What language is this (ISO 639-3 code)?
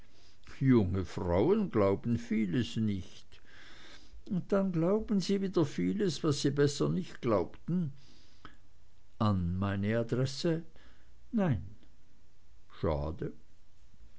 deu